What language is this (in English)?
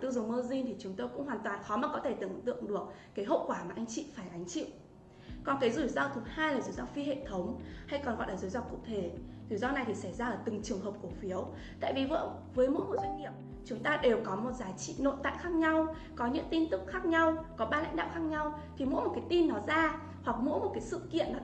Vietnamese